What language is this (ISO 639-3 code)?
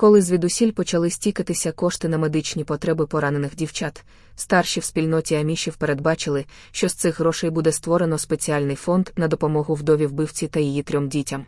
ukr